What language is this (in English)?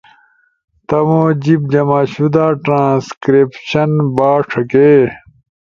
Ushojo